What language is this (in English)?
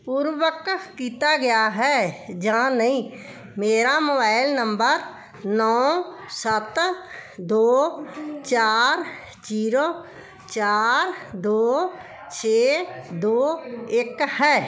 Punjabi